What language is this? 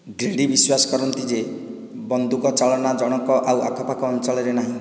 Odia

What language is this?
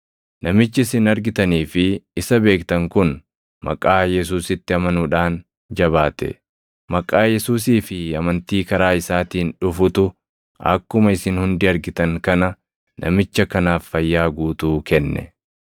Oromo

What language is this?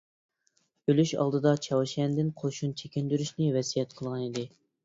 Uyghur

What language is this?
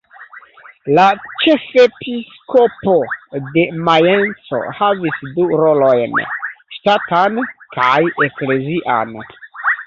Esperanto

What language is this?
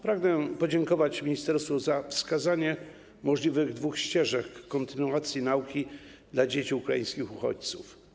Polish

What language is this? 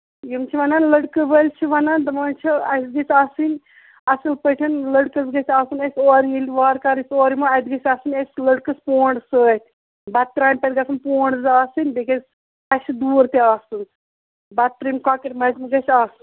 Kashmiri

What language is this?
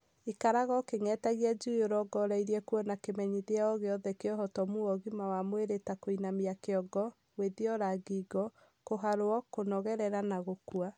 Kikuyu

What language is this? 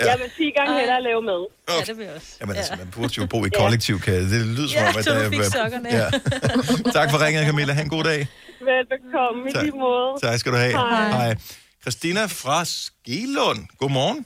Danish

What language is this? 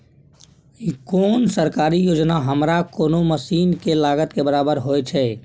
Maithili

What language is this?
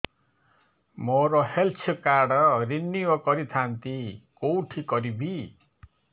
Odia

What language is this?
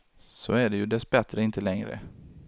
Swedish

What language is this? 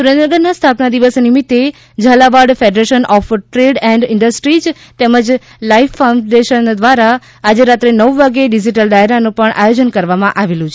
Gujarati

